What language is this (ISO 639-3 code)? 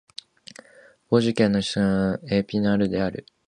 jpn